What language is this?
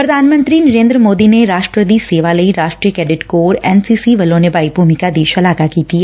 Punjabi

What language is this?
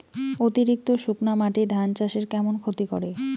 Bangla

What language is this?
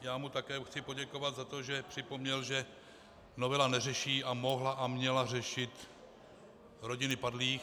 Czech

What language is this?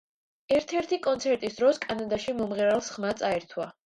Georgian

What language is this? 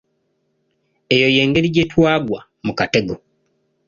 Ganda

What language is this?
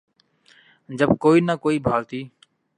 Urdu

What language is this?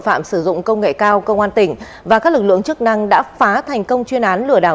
Vietnamese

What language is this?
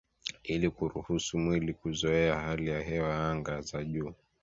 Swahili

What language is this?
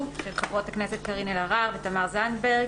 Hebrew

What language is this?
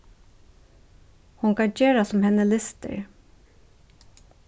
Faroese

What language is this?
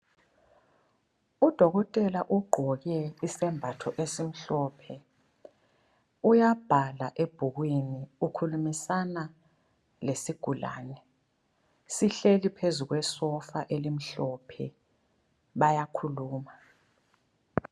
North Ndebele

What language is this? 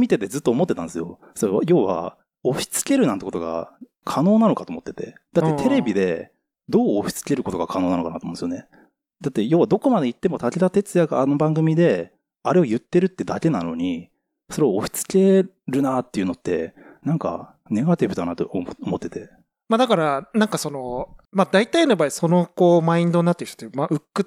Japanese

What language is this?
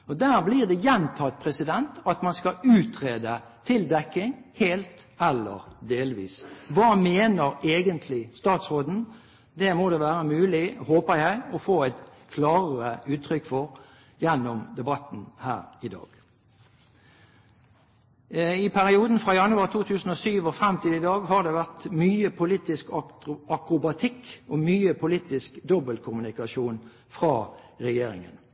Norwegian Bokmål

